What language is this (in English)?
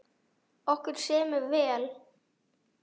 Icelandic